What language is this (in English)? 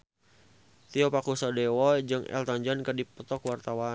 Sundanese